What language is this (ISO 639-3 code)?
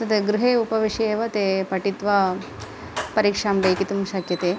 san